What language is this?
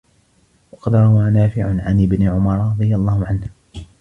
Arabic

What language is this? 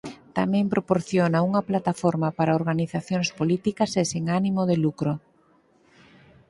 Galician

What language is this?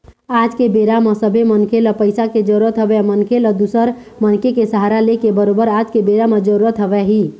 Chhattisgarhi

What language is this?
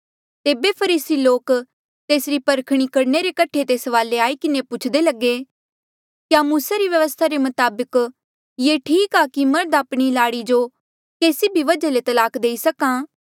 Mandeali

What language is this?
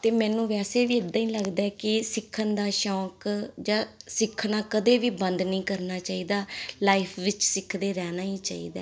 Punjabi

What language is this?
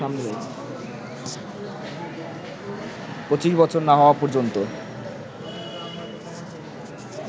Bangla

